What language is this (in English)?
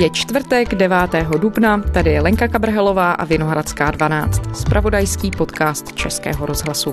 Czech